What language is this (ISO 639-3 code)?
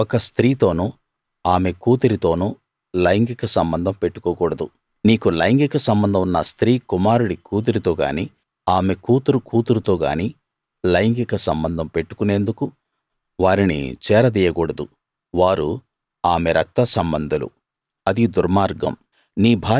tel